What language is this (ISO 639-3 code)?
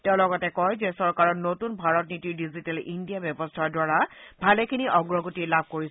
asm